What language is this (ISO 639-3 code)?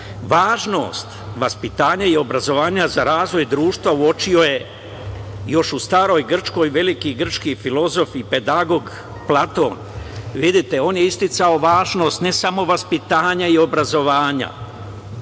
srp